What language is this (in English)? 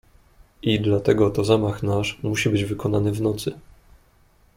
Polish